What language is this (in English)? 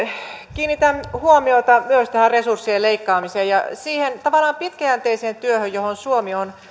Finnish